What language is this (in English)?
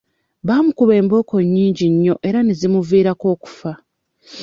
Ganda